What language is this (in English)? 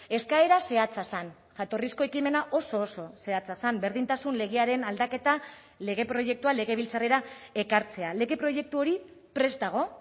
Basque